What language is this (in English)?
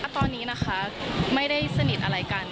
Thai